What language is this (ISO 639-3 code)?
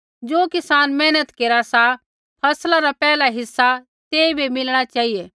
kfx